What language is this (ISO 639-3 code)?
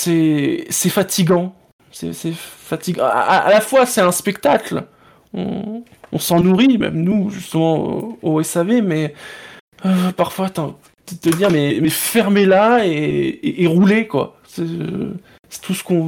fra